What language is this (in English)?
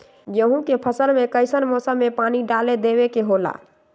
Magahi